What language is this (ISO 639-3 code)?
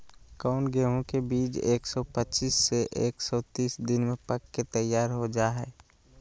mag